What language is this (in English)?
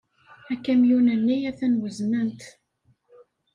Kabyle